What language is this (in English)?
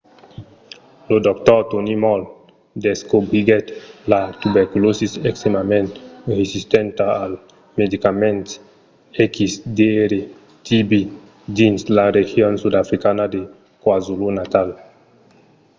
Occitan